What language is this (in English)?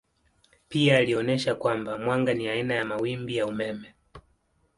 Swahili